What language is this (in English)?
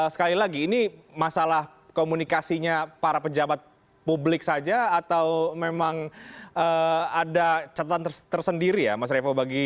Indonesian